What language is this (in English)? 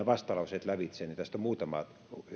Finnish